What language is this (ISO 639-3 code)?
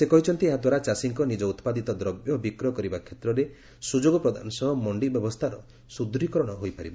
ori